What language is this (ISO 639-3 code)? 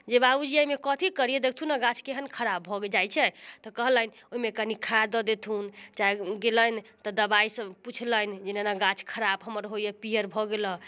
mai